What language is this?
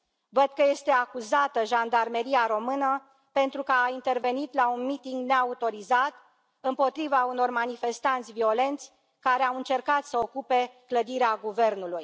Romanian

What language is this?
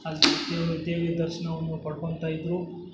Kannada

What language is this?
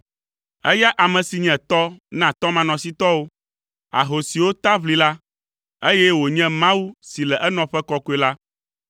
Ewe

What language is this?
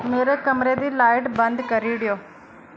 Dogri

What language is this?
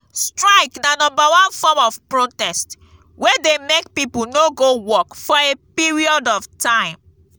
Nigerian Pidgin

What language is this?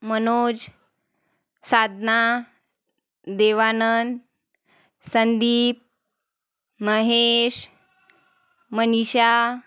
Marathi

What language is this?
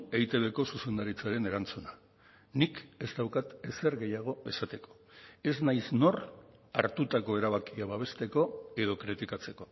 Basque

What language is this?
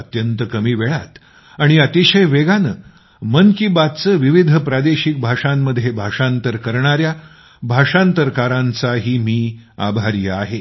Marathi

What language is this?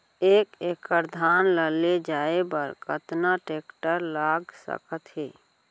Chhattisgarhi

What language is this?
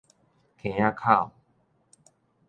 Min Nan Chinese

